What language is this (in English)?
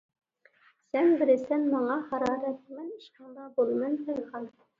Uyghur